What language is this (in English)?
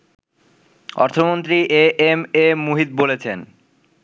Bangla